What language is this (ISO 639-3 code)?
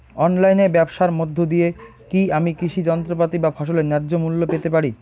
ben